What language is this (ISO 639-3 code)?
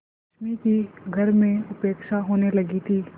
hin